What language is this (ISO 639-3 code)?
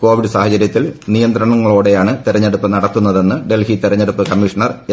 mal